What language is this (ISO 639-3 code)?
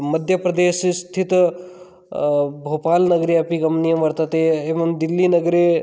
san